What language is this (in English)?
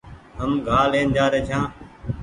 Goaria